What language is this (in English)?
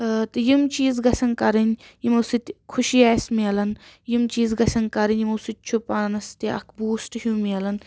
Kashmiri